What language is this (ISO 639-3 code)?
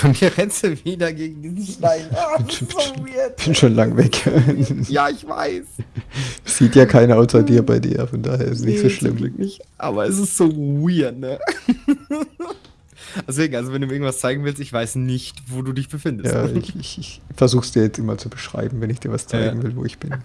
deu